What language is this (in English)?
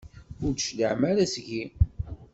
Kabyle